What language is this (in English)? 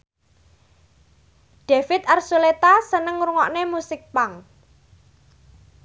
Javanese